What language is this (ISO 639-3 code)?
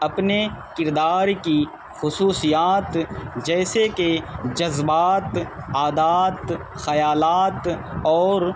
urd